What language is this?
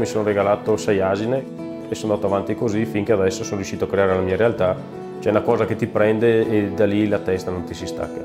Italian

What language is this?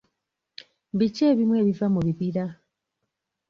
Ganda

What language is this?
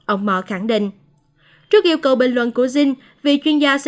Vietnamese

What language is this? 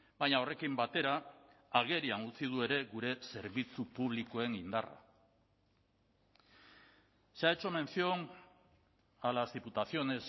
Basque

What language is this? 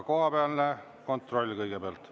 Estonian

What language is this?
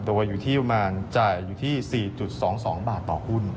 Thai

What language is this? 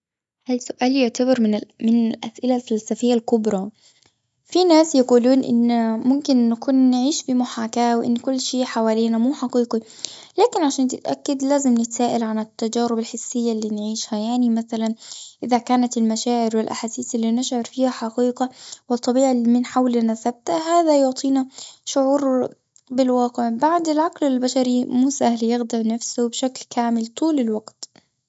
Gulf Arabic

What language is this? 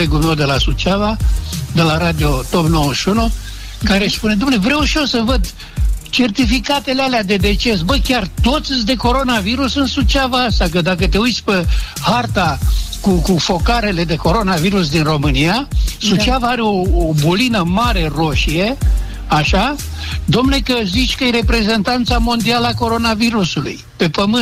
Romanian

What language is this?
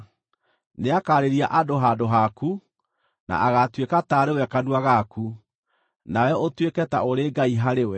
Kikuyu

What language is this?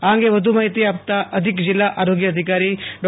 Gujarati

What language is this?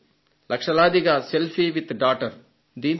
Telugu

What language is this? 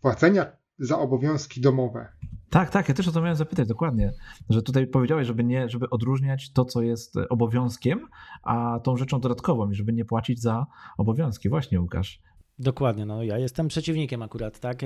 Polish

